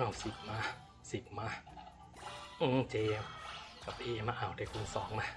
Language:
Thai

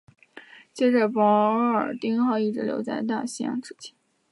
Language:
Chinese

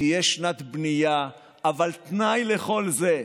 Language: Hebrew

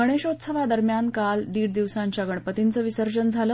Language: Marathi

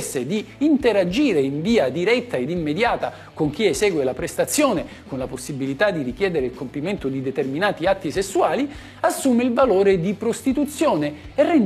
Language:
Italian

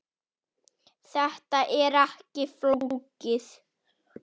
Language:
Icelandic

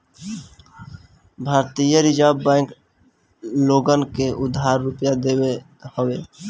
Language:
Bhojpuri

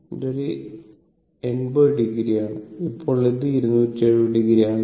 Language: Malayalam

